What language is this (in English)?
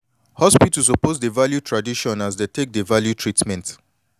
Nigerian Pidgin